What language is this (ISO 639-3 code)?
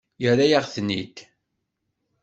kab